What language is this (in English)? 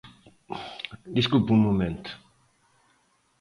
Galician